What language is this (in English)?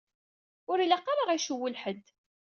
Kabyle